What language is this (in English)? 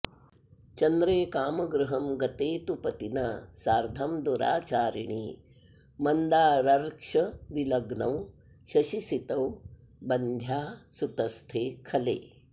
Sanskrit